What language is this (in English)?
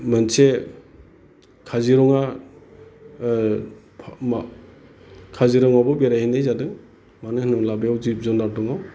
Bodo